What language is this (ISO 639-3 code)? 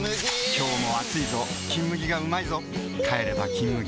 jpn